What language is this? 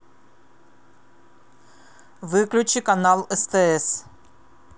Russian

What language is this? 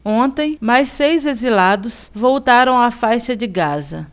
Portuguese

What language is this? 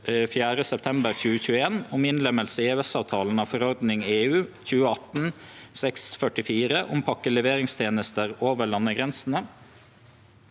Norwegian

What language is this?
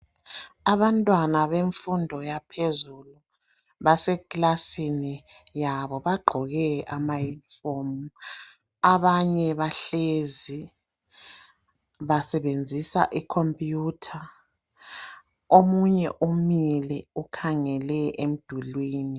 North Ndebele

